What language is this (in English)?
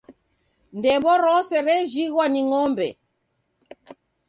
Taita